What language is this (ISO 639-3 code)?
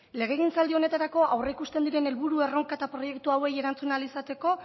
eus